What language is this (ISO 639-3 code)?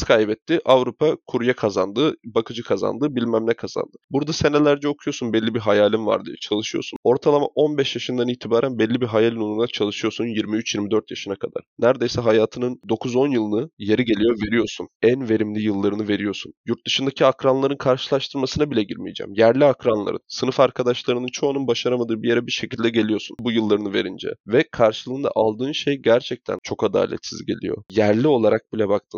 tur